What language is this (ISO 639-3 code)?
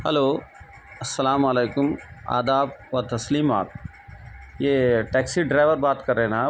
urd